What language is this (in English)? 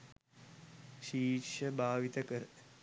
Sinhala